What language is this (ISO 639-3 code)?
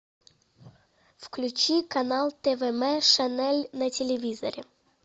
rus